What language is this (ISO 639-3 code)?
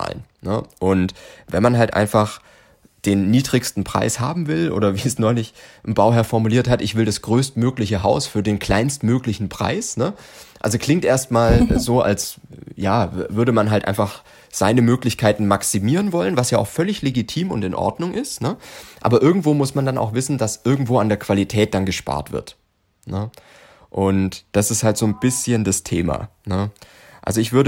deu